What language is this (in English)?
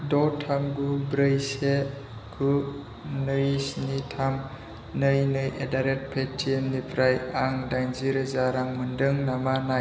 Bodo